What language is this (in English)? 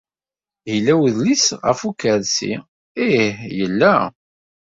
Kabyle